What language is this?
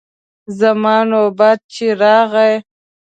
Pashto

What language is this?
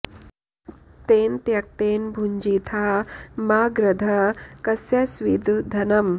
Sanskrit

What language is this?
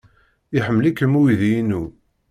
Kabyle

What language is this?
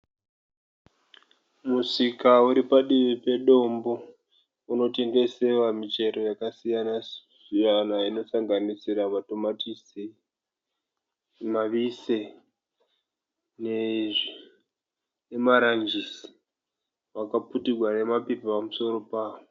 Shona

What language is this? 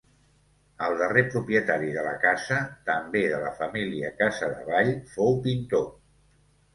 Catalan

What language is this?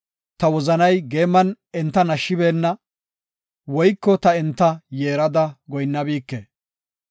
Gofa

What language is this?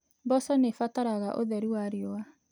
Kikuyu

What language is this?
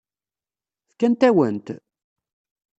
Kabyle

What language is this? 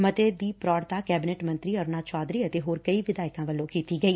Punjabi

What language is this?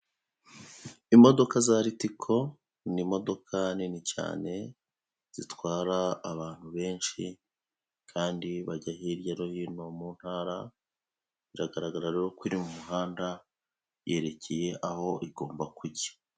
Kinyarwanda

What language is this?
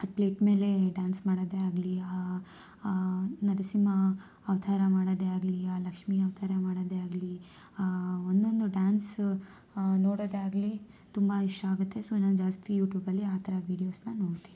Kannada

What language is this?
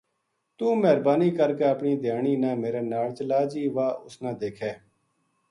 Gujari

